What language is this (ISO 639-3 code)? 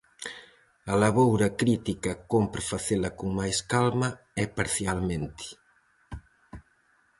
glg